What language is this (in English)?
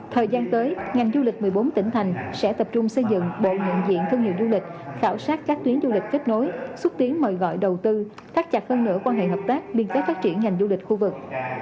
Vietnamese